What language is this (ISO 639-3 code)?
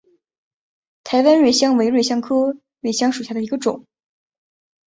zho